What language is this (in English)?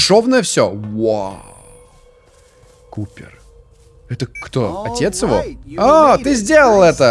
Russian